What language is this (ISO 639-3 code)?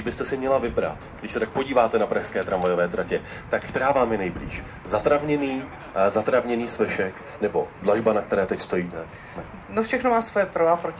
ces